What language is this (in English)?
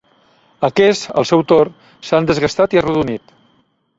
Catalan